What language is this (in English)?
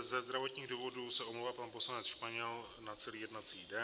Czech